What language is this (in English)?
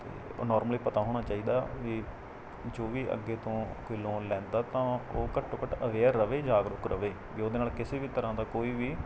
Punjabi